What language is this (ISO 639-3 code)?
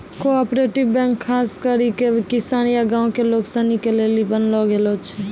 mai